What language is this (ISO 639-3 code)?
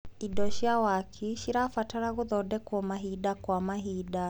kik